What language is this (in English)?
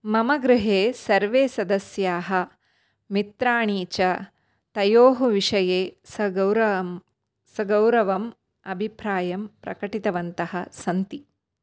Sanskrit